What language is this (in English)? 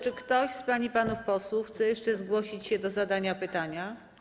Polish